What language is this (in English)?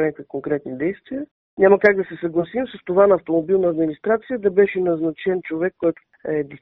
Bulgarian